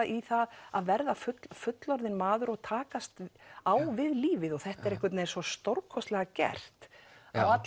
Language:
Icelandic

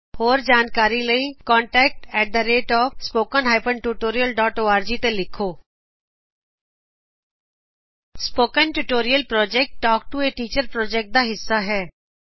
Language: Punjabi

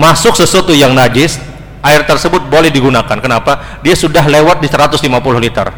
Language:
Indonesian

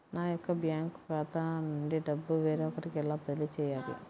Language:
Telugu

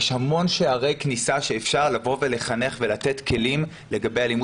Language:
Hebrew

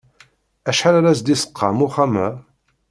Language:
Kabyle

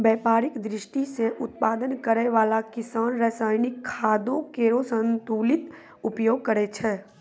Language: Maithili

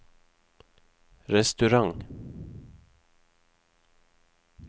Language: Norwegian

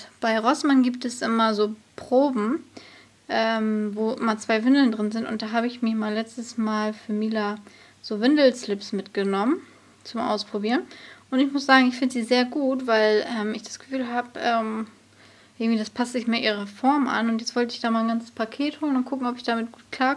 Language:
German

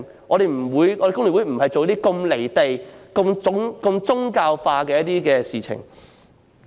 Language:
Cantonese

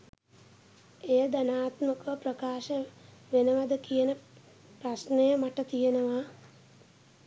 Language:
Sinhala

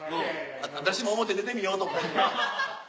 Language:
Japanese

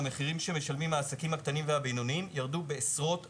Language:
Hebrew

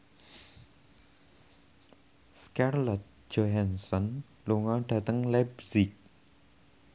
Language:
Javanese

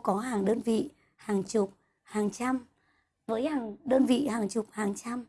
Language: Vietnamese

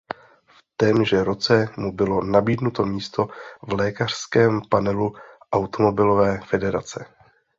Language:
Czech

